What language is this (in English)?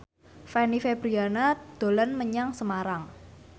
Javanese